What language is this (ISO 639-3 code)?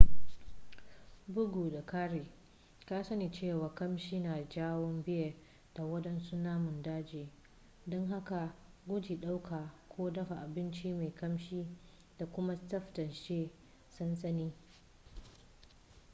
hau